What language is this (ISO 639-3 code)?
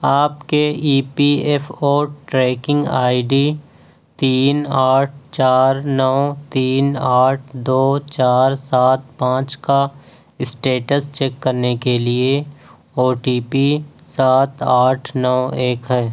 urd